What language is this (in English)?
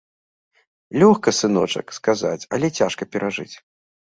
Belarusian